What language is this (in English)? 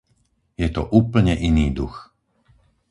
Slovak